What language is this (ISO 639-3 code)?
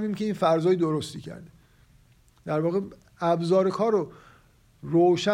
fas